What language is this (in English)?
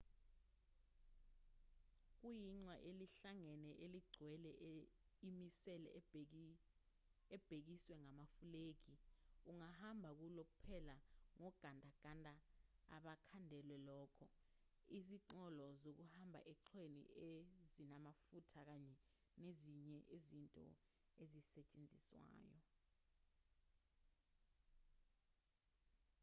Zulu